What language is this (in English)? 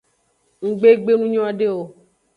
Aja (Benin)